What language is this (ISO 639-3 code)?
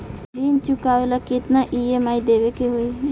bho